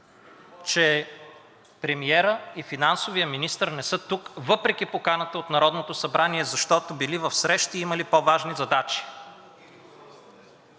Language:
Bulgarian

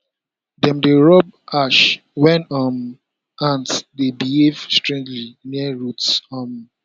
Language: Nigerian Pidgin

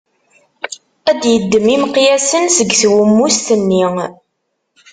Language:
Kabyle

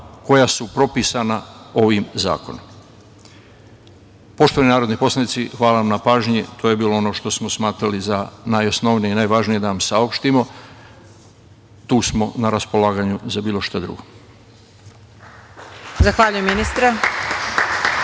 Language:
Serbian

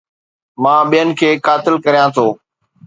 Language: Sindhi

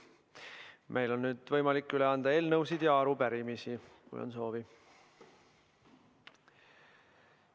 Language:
Estonian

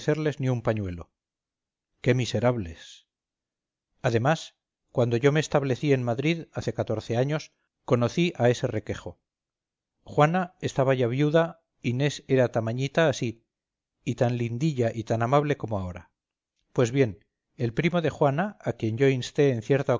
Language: Spanish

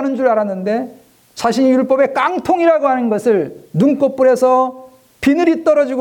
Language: Korean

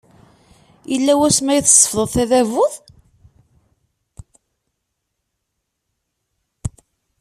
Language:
Kabyle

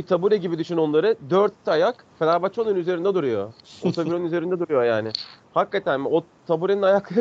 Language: Turkish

